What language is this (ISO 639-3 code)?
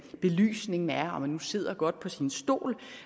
dan